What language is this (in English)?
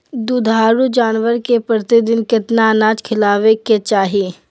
Magahi